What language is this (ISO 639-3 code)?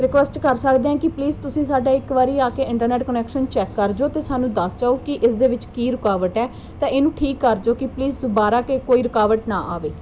pan